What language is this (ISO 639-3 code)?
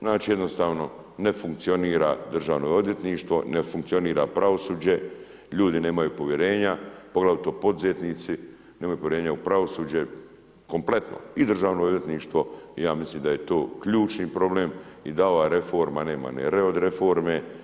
hrv